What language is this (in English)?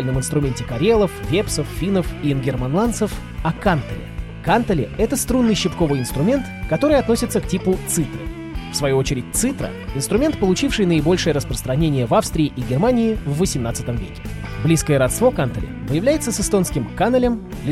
Russian